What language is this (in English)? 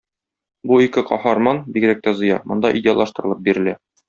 Tatar